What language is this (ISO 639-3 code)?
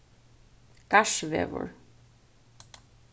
fao